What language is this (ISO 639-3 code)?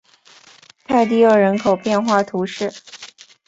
zho